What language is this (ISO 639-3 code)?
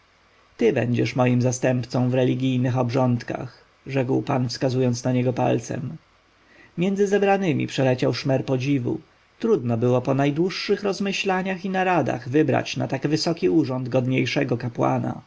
pol